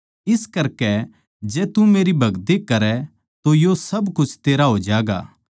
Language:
Haryanvi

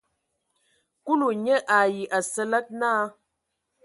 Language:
Ewondo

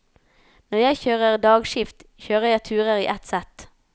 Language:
Norwegian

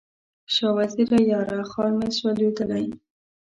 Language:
Pashto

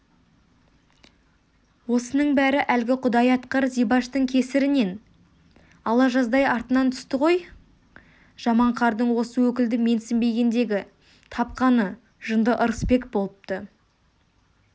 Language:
Kazakh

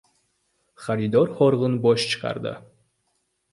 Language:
Uzbek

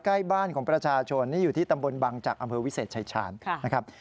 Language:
Thai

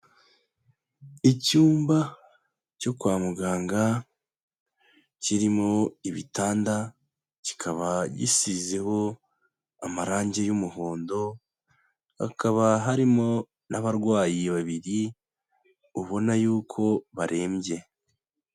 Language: Kinyarwanda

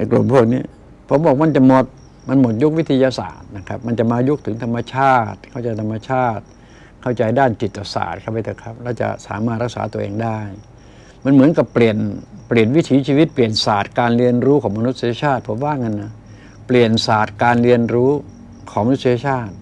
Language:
Thai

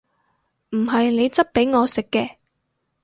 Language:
Cantonese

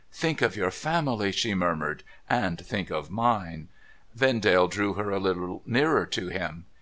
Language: English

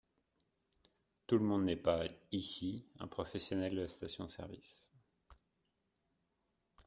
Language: French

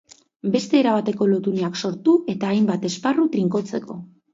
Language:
Basque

